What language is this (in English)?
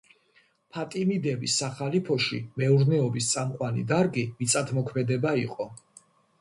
Georgian